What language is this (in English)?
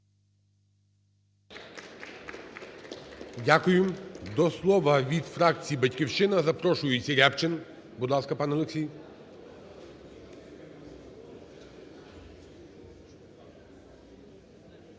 Ukrainian